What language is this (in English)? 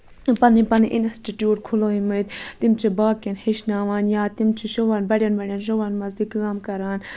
Kashmiri